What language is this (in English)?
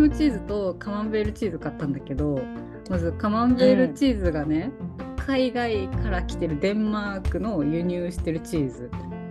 Japanese